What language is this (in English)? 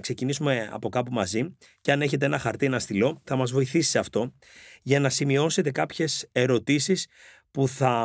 Greek